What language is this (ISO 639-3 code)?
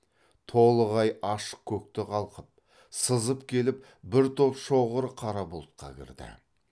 kaz